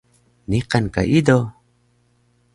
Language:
Taroko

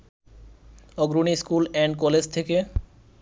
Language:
Bangla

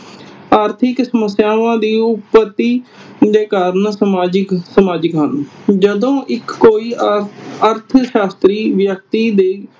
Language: Punjabi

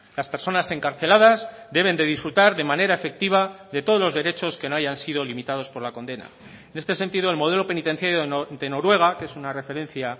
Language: Spanish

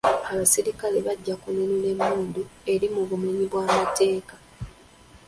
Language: Ganda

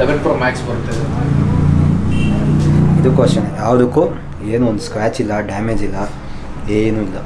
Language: Kannada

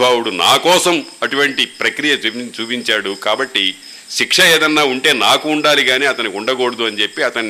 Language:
Telugu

